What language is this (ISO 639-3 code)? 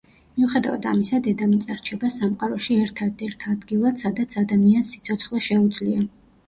kat